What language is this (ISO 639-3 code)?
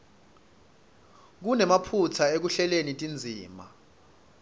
ssw